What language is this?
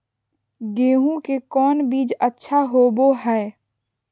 Magahi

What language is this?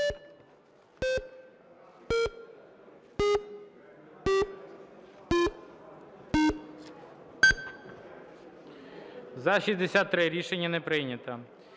Ukrainian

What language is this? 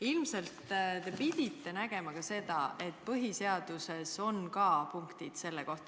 Estonian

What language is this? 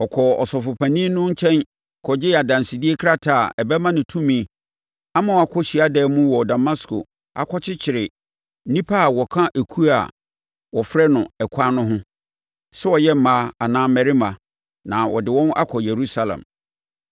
Akan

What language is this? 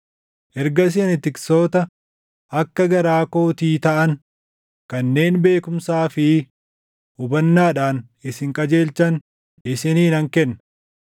Oromo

